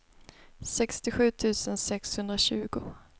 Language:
Swedish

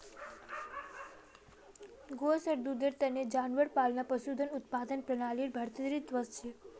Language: Magahi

